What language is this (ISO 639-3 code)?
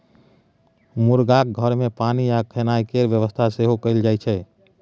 mai